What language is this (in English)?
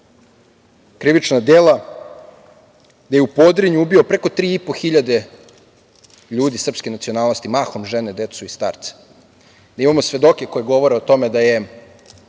Serbian